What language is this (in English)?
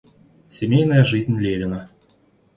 Russian